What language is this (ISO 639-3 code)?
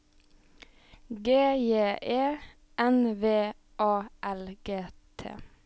nor